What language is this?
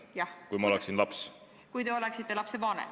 Estonian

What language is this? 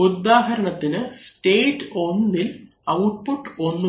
Malayalam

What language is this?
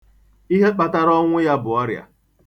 Igbo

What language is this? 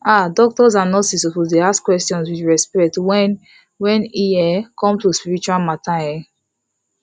Nigerian Pidgin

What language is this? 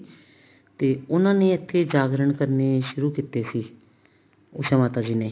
Punjabi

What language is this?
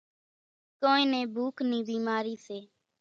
Kachi Koli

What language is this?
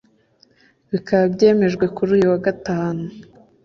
Kinyarwanda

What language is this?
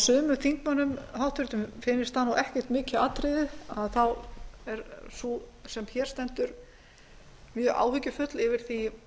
Icelandic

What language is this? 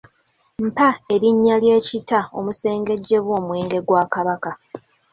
Ganda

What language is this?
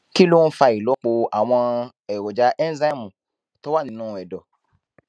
Yoruba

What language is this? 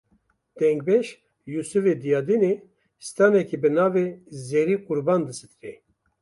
Kurdish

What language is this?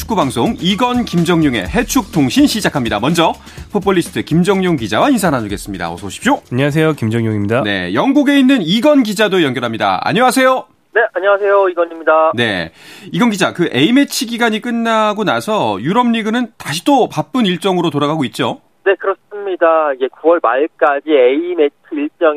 Korean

